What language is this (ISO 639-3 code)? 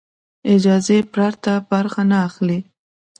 pus